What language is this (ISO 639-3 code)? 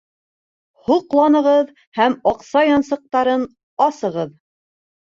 bak